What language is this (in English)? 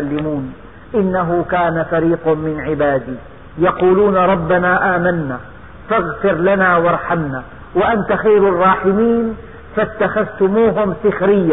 Arabic